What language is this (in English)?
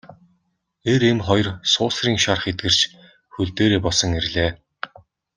Mongolian